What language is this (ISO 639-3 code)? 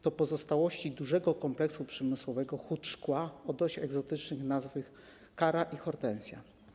pol